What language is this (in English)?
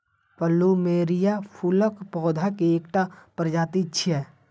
Maithili